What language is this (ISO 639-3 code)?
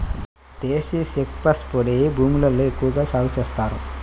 tel